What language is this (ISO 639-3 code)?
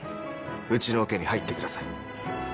jpn